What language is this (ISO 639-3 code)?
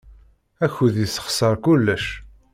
kab